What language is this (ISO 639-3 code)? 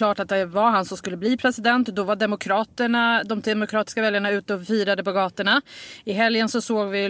swe